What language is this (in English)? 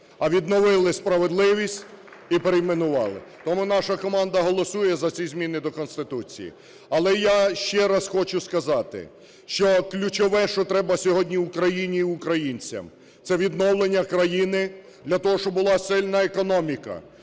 Ukrainian